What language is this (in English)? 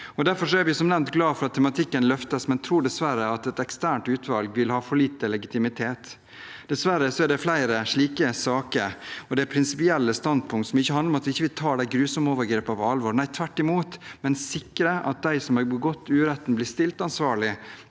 Norwegian